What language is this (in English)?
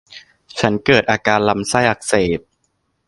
Thai